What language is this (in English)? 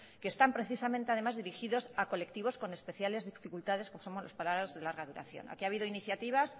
Spanish